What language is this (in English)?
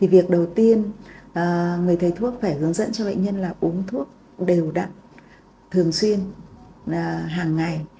Vietnamese